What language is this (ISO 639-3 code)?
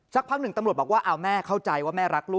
tha